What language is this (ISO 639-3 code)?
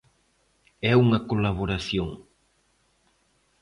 glg